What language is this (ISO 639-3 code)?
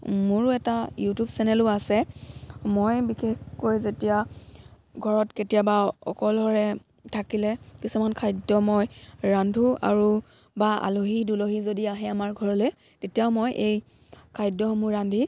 asm